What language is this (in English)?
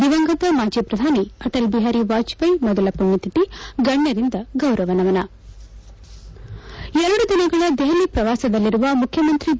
Kannada